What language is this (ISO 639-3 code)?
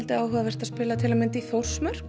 isl